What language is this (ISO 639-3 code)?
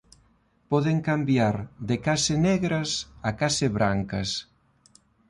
glg